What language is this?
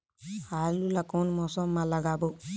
Chhattisgarhi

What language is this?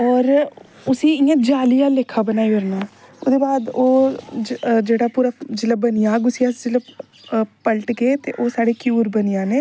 Dogri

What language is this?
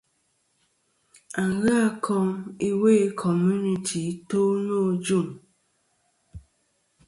Kom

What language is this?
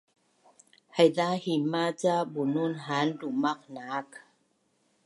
Bunun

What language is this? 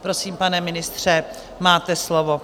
Czech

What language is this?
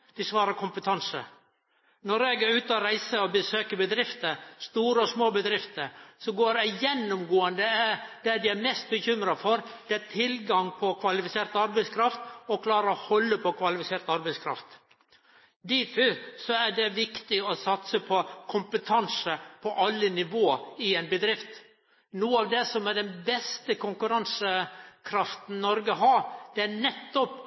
Norwegian Nynorsk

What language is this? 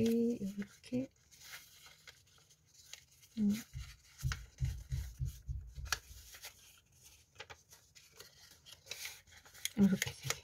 Korean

